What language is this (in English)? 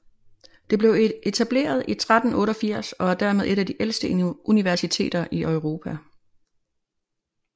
Danish